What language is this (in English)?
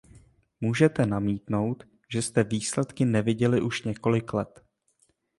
Czech